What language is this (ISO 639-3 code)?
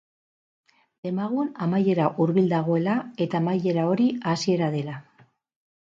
eus